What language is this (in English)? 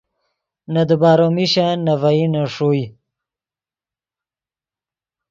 Yidgha